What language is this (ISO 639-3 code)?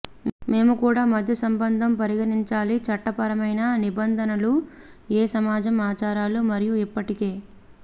tel